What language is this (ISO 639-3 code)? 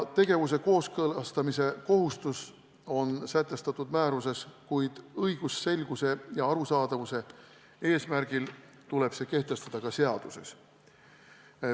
est